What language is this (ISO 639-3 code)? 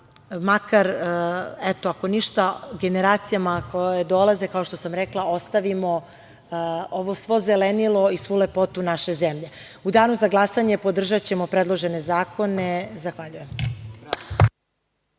srp